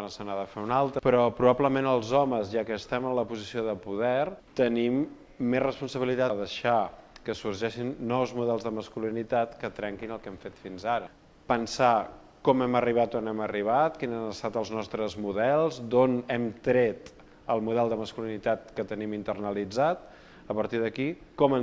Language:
Catalan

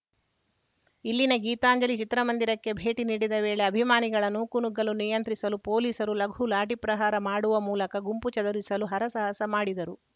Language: Kannada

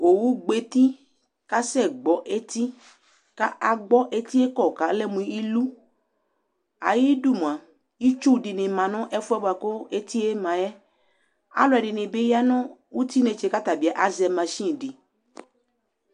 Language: Ikposo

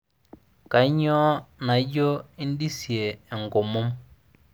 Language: Masai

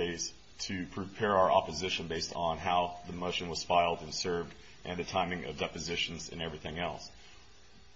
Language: English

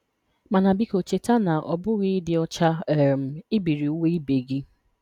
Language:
Igbo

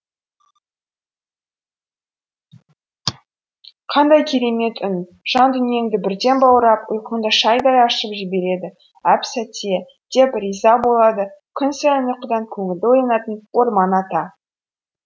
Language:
Kazakh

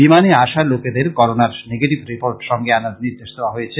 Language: Bangla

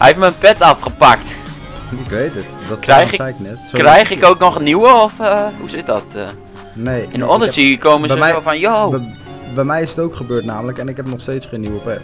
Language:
Dutch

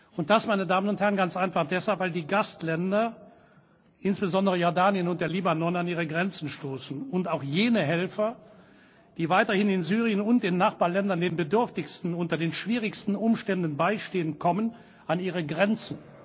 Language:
German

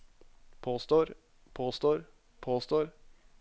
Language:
Norwegian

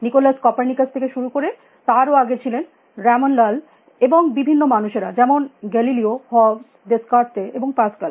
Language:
Bangla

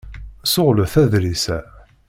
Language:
Kabyle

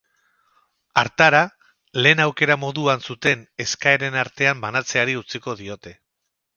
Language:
Basque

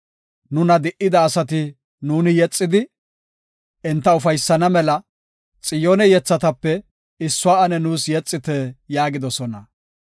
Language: Gofa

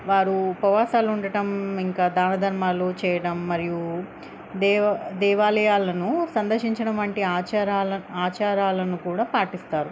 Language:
Telugu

